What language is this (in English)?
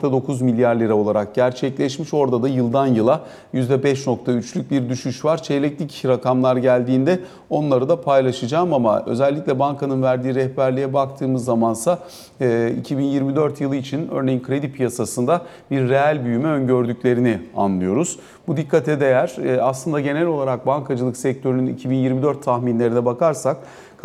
Turkish